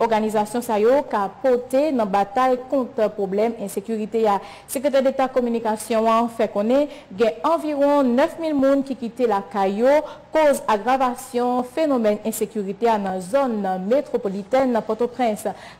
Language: French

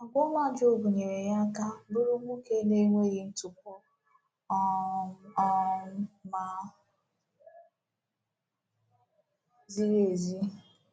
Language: Igbo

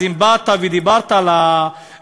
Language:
Hebrew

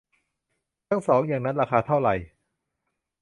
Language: Thai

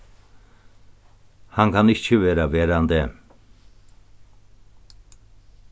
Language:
Faroese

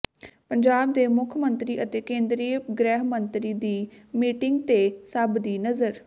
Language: Punjabi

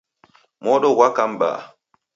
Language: Taita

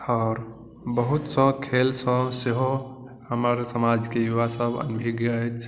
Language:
Maithili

